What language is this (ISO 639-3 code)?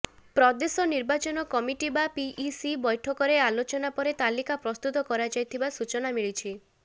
ori